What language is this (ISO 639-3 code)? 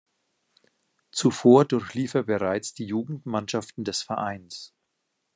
deu